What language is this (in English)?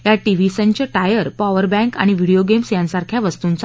Marathi